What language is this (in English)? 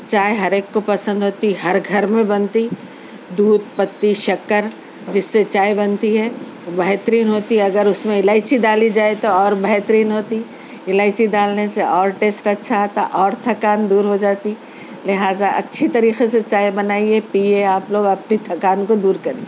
Urdu